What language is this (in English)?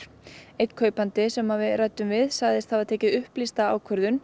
Icelandic